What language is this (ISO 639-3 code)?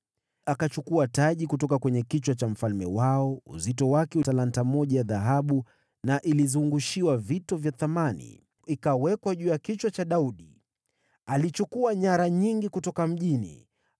swa